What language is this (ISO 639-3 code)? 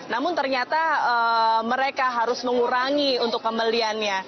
ind